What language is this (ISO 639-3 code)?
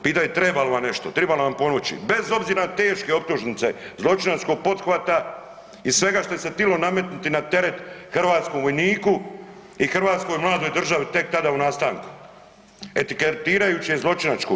hrv